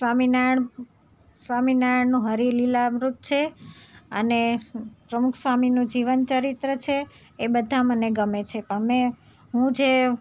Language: Gujarati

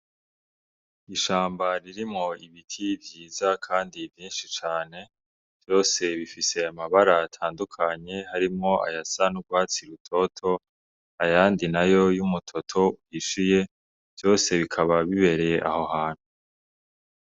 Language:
Rundi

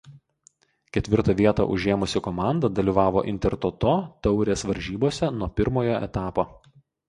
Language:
Lithuanian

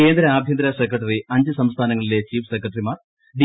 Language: Malayalam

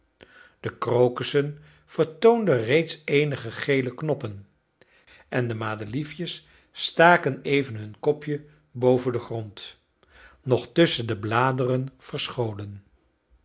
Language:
Dutch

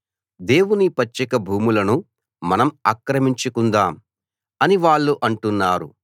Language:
Telugu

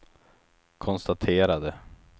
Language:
Swedish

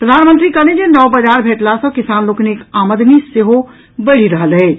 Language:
Maithili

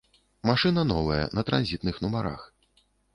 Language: Belarusian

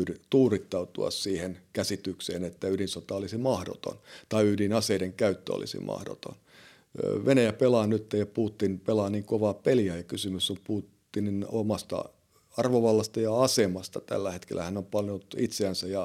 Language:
Finnish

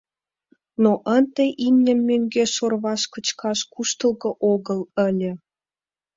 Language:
Mari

